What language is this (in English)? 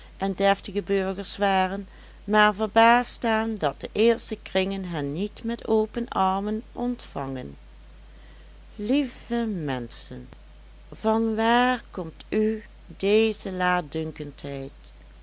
Dutch